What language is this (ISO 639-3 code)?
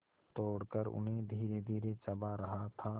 hin